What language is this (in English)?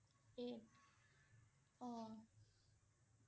Assamese